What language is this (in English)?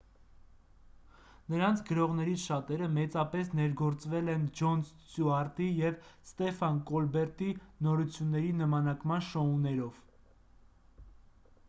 Armenian